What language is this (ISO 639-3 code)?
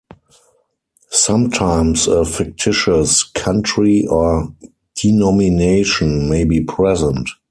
eng